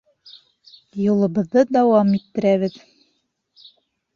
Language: Bashkir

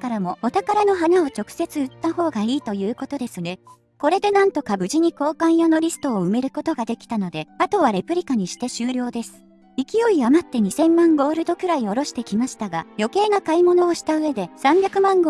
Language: Japanese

